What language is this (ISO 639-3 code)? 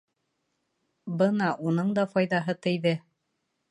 bak